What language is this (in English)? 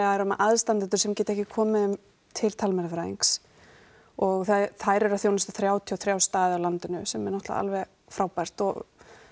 Icelandic